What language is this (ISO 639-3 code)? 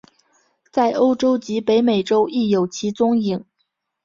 zho